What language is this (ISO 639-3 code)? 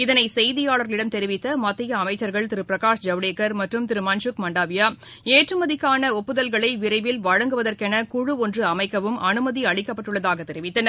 tam